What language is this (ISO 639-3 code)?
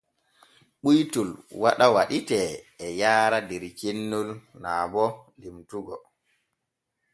fue